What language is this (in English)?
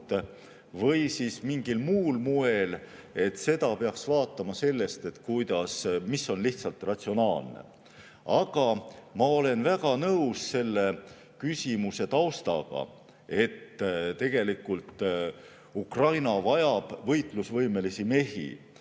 Estonian